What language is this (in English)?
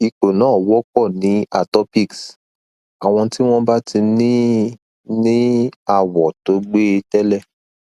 Yoruba